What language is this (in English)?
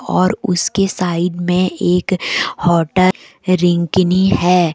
Hindi